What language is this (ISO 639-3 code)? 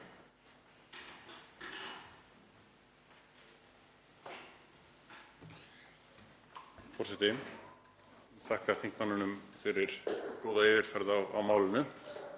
isl